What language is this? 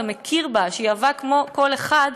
Hebrew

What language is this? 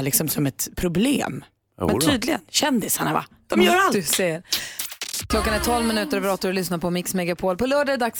Swedish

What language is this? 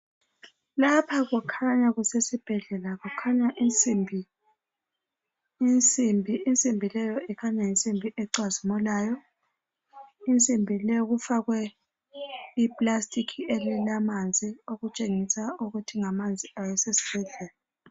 North Ndebele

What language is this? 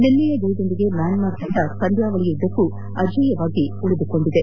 Kannada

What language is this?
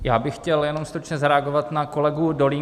Czech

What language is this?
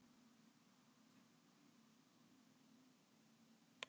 Icelandic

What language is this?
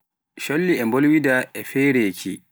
Pular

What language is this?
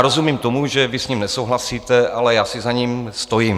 Czech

